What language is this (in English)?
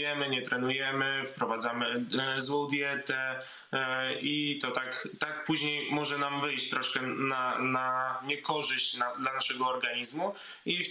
Polish